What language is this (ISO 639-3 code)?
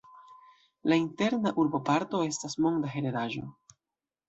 epo